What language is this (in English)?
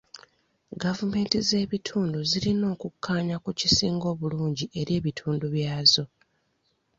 Ganda